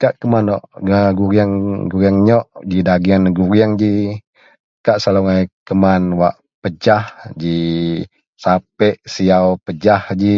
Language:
Central Melanau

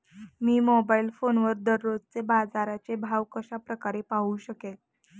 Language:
Marathi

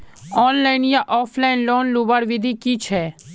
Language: Magahi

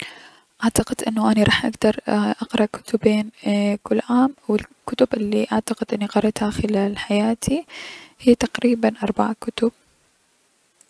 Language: Mesopotamian Arabic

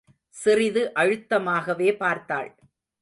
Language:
Tamil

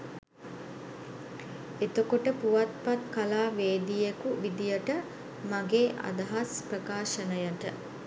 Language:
Sinhala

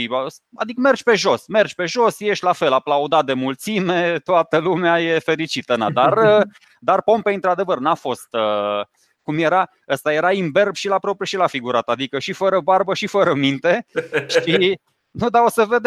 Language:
Romanian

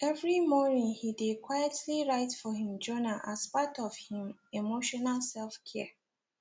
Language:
Nigerian Pidgin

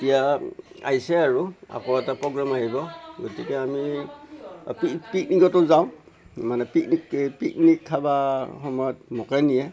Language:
Assamese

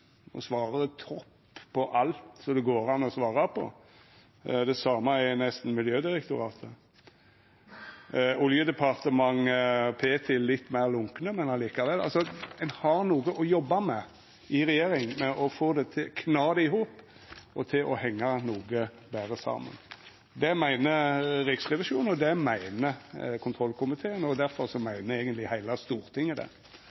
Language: Norwegian Nynorsk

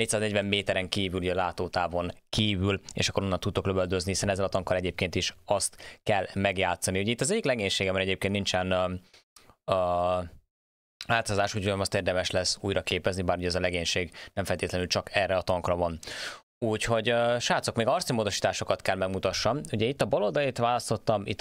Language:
Hungarian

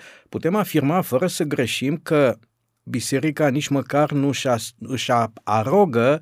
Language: Romanian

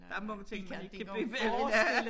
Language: Danish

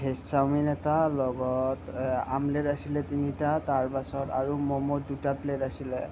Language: Assamese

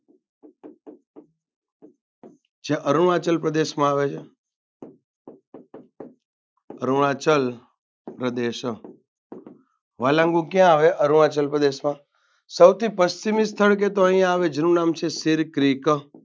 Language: Gujarati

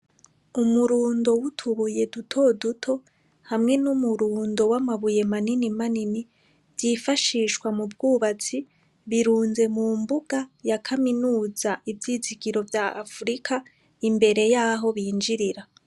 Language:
Rundi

